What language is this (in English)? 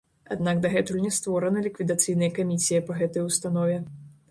Belarusian